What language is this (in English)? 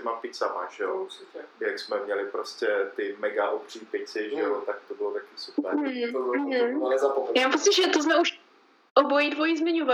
Czech